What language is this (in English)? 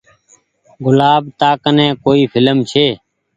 Goaria